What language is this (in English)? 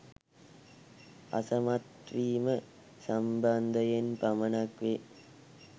Sinhala